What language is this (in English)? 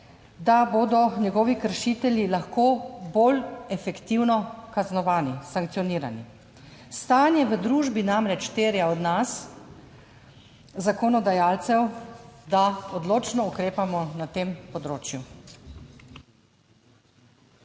Slovenian